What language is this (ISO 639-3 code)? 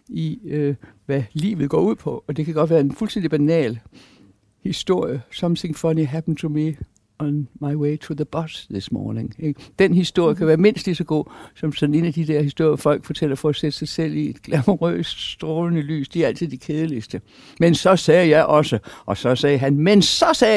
dan